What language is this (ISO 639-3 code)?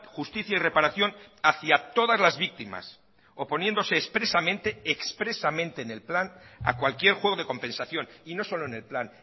spa